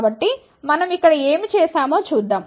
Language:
Telugu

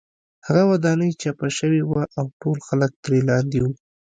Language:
Pashto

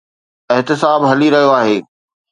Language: Sindhi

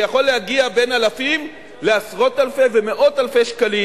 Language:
Hebrew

